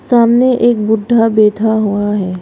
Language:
Hindi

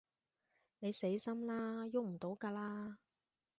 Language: Cantonese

